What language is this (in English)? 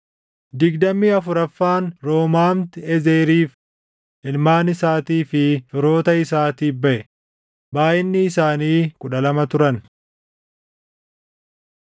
Oromo